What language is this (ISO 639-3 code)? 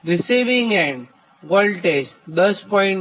guj